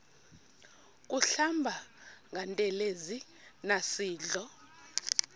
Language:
Xhosa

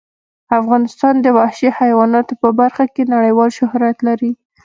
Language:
Pashto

